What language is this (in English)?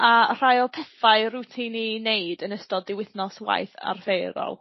Welsh